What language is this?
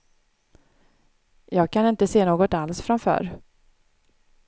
Swedish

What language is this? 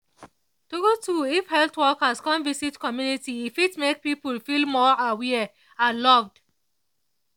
Nigerian Pidgin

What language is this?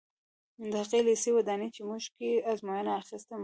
Pashto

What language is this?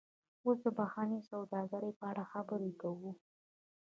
Pashto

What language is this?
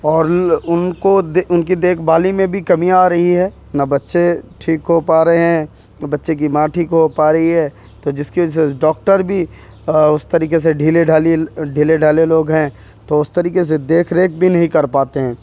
Urdu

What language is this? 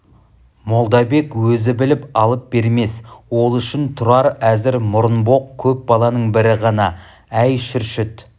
Kazakh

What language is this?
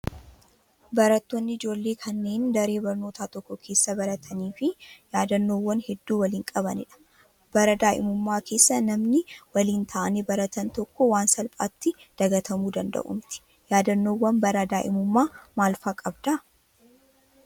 Oromo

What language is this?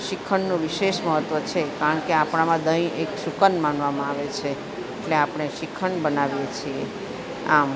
Gujarati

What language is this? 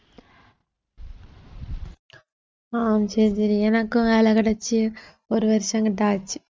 Tamil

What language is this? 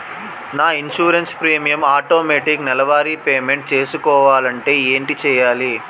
Telugu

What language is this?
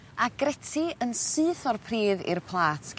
Welsh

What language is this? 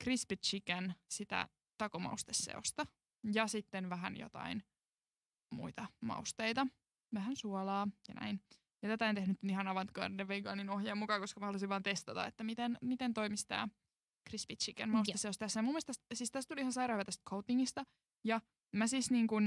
Finnish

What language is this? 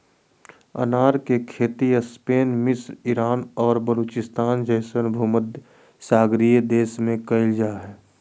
Magahi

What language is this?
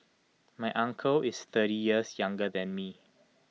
English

